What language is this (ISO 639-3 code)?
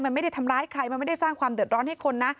tha